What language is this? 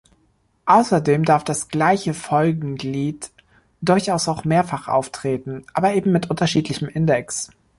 German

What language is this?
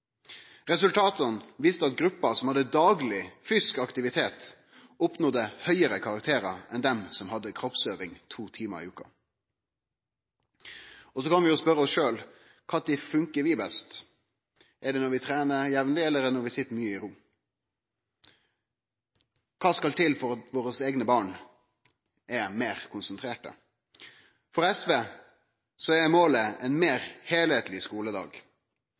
Norwegian Nynorsk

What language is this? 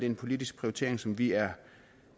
Danish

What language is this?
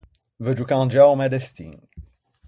Ligurian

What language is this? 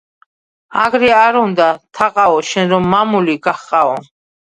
Georgian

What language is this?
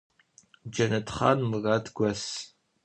Adyghe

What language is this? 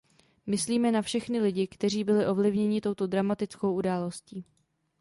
Czech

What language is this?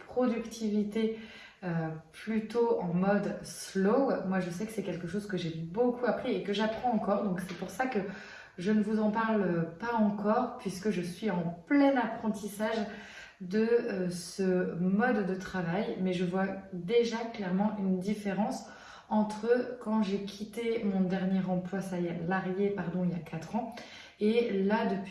French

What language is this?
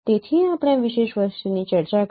Gujarati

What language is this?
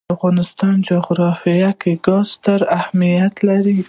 Pashto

